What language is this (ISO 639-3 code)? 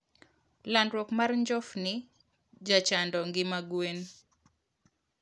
luo